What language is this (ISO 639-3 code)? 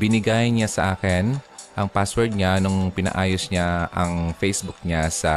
fil